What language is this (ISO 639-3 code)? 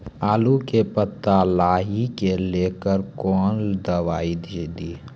mai